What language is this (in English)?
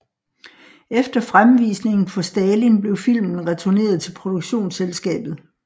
Danish